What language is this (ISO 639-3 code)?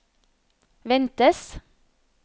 nor